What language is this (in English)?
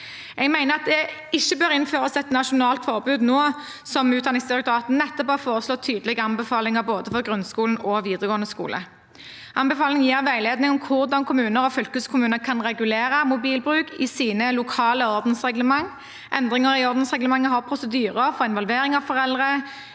Norwegian